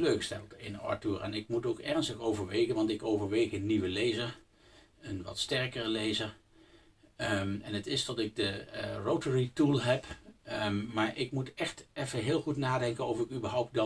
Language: Dutch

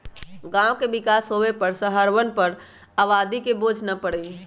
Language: Magahi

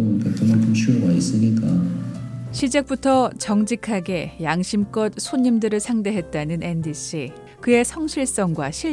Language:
Korean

